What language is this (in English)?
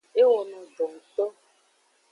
Aja (Benin)